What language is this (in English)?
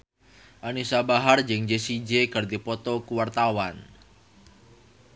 Sundanese